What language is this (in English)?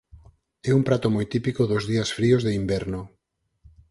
Galician